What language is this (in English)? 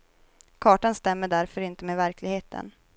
Swedish